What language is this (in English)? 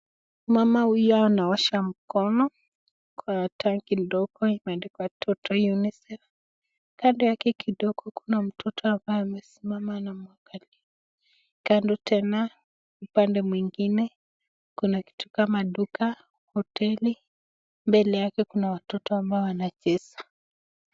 Swahili